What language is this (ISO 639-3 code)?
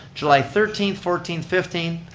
eng